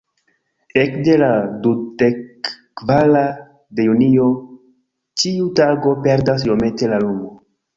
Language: Esperanto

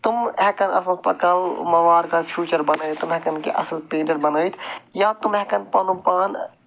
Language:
Kashmiri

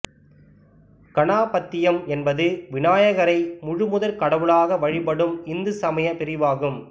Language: Tamil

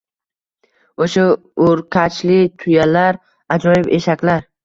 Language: Uzbek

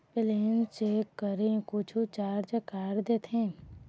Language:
Chhattisgarhi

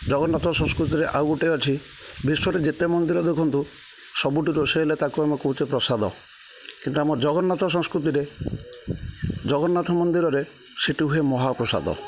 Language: Odia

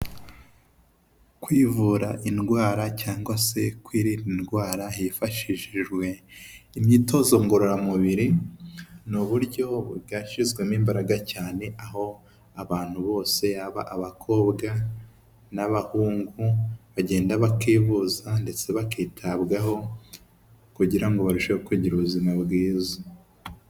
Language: Kinyarwanda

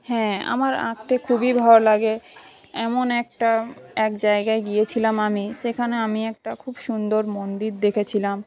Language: Bangla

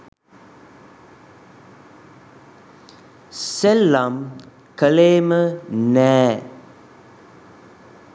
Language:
Sinhala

